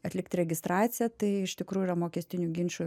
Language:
Lithuanian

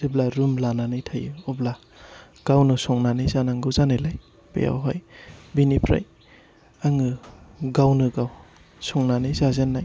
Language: Bodo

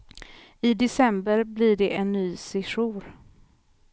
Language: Swedish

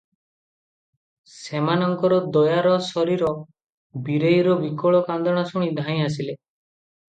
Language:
Odia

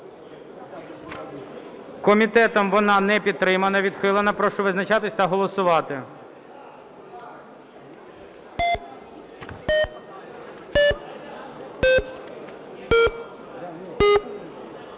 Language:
Ukrainian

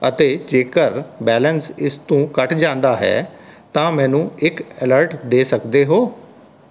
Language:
Punjabi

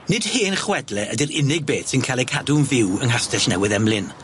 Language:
Welsh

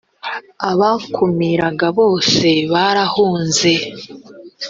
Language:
Kinyarwanda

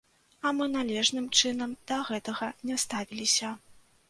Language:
Belarusian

